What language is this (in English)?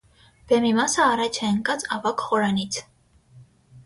Armenian